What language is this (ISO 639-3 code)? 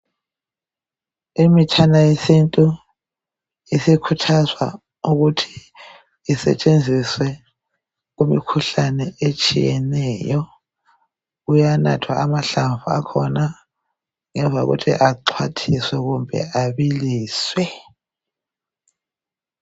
nde